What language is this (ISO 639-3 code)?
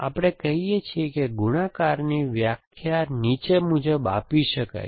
guj